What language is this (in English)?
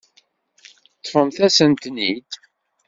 Kabyle